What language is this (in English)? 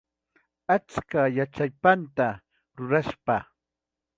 Ayacucho Quechua